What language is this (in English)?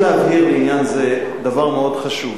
Hebrew